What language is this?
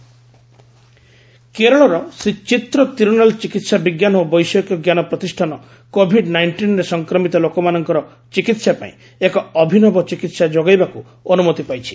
Odia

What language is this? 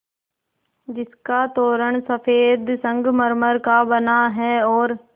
Hindi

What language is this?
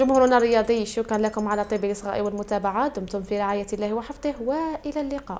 Arabic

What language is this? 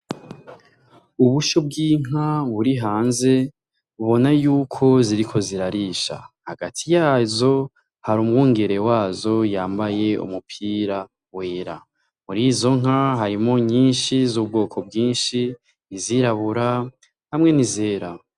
Rundi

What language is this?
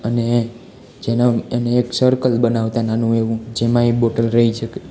Gujarati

